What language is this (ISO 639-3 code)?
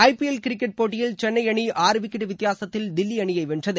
tam